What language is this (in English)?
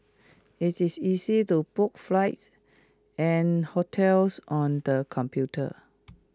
English